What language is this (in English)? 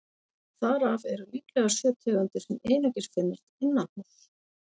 Icelandic